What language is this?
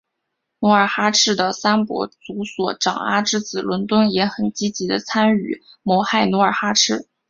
Chinese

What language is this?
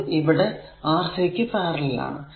Malayalam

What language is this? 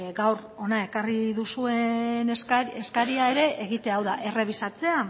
Basque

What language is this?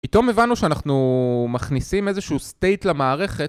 Hebrew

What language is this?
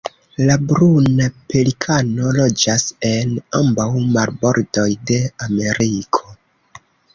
Esperanto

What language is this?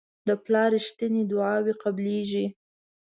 Pashto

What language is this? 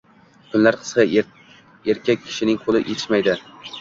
Uzbek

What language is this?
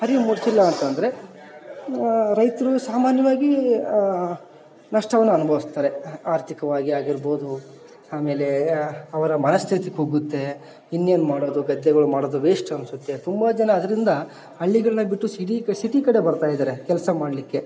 Kannada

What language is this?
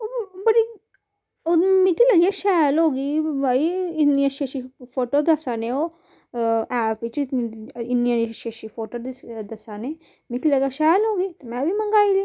Dogri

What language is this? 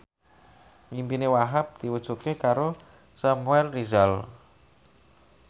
Javanese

